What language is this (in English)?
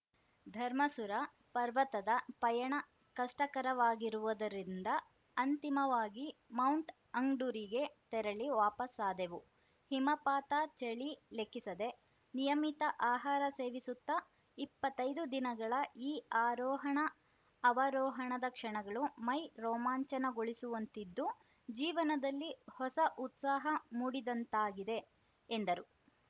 Kannada